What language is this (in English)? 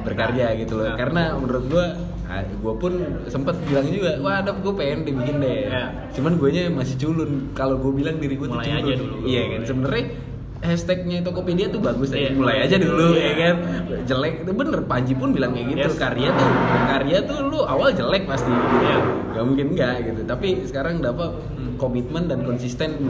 Indonesian